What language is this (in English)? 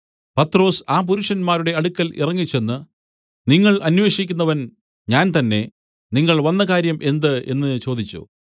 Malayalam